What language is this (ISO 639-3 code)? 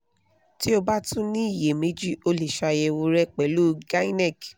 yor